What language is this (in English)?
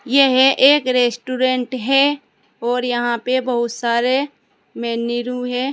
Hindi